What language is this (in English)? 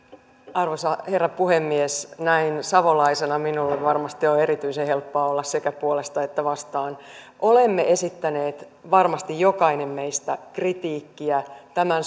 Finnish